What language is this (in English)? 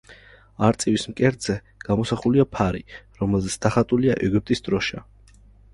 Georgian